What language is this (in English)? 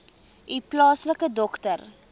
Afrikaans